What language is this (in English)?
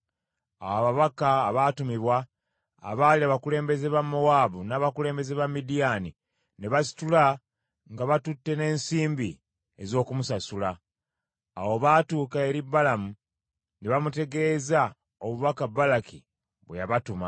Ganda